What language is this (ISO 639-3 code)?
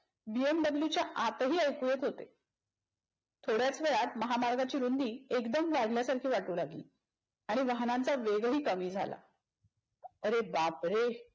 mar